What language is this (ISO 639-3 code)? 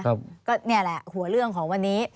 tha